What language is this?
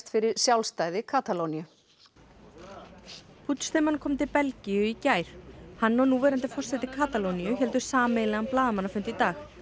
Icelandic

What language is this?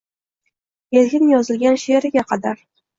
Uzbek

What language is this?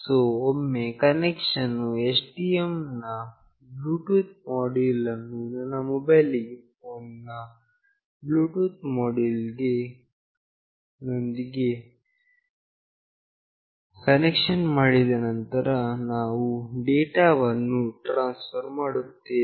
Kannada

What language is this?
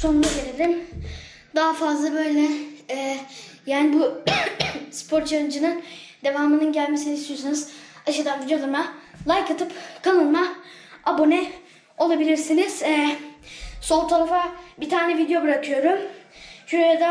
Turkish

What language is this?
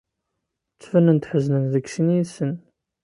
Kabyle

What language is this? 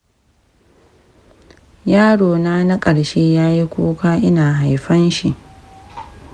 Hausa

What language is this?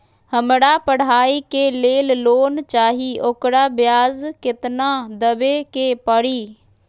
Magahi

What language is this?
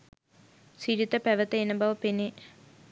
Sinhala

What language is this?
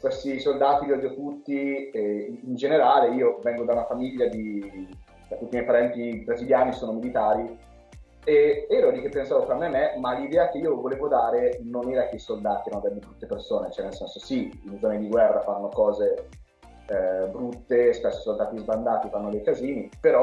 Italian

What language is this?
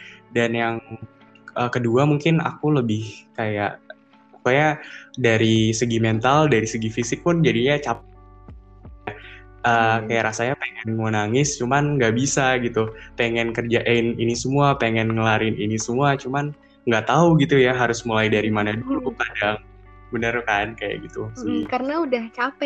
Indonesian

